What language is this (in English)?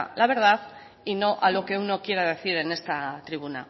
Spanish